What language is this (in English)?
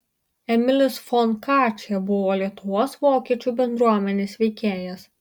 Lithuanian